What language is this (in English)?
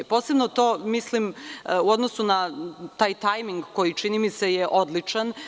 Serbian